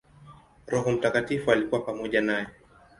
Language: Swahili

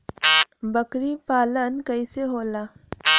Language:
Bhojpuri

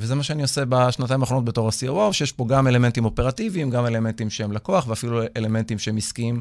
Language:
Hebrew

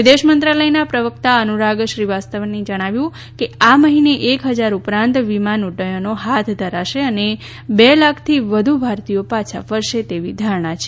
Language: Gujarati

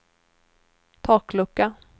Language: Swedish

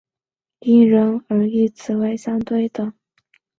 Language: Chinese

